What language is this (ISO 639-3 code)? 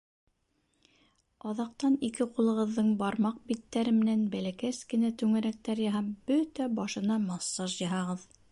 bak